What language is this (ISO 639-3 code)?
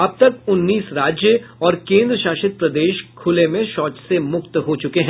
hin